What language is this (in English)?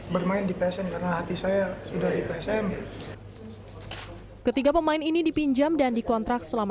Indonesian